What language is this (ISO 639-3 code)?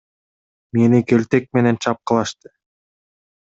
kir